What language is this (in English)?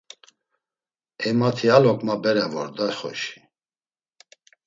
Laz